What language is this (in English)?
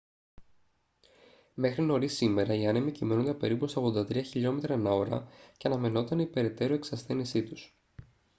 Greek